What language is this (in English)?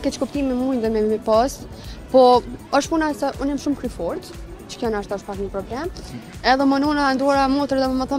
Romanian